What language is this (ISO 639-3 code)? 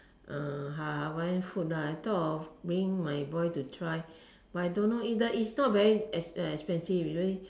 eng